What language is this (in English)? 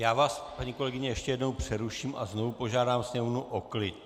Czech